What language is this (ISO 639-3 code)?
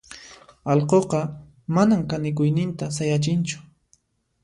qxp